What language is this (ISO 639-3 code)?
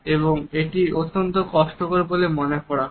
ben